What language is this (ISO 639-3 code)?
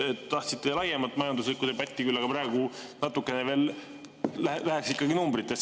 est